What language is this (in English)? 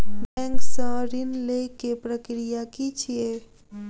Maithili